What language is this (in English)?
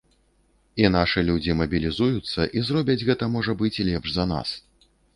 Belarusian